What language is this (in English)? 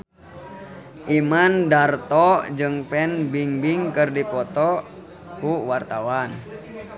Sundanese